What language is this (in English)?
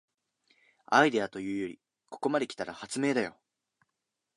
Japanese